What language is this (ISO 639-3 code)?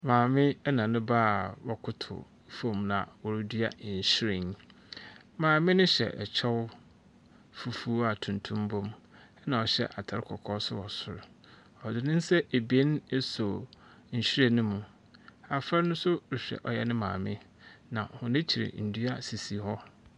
aka